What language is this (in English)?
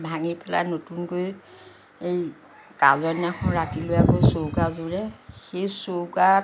Assamese